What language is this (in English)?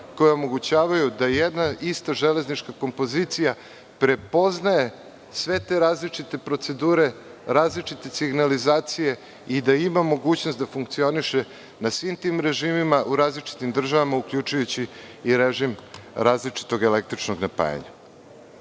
Serbian